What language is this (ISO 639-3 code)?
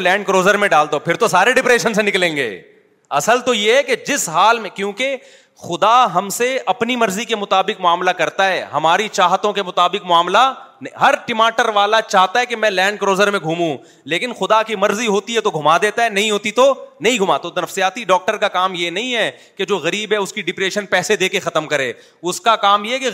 urd